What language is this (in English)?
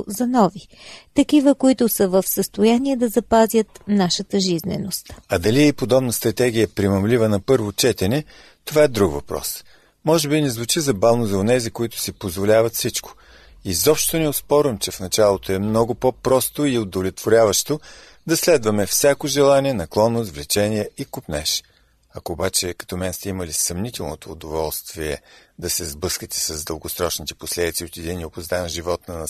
Bulgarian